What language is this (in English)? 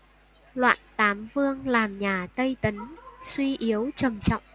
Vietnamese